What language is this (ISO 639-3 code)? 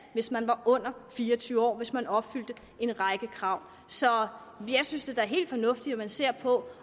dan